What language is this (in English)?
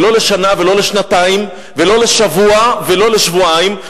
Hebrew